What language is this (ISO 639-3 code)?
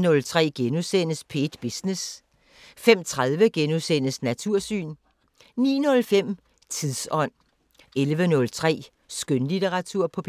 dan